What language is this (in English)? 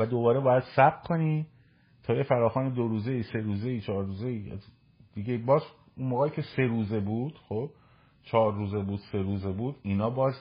Persian